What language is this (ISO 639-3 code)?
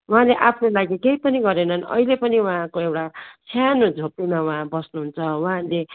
nep